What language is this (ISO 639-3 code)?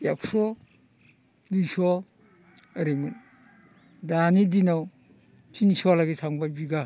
brx